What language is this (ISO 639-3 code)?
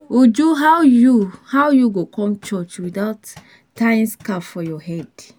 pcm